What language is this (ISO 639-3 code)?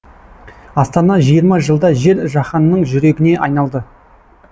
kaz